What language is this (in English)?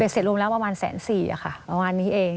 Thai